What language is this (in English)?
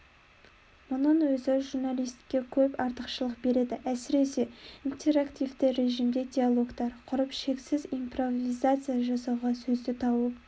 Kazakh